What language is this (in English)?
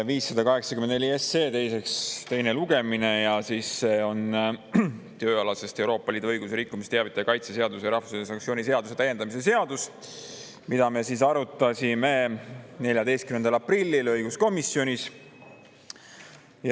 Estonian